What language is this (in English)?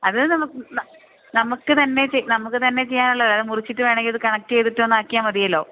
Malayalam